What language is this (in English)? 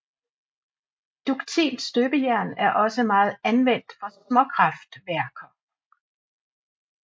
Danish